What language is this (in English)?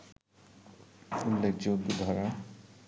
Bangla